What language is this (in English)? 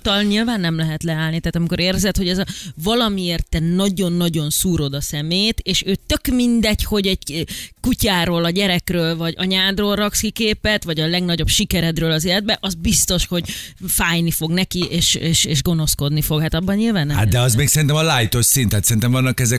Hungarian